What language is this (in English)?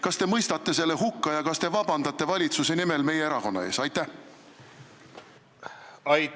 Estonian